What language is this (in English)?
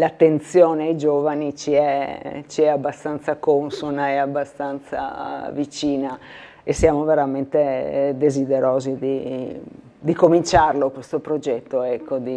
Italian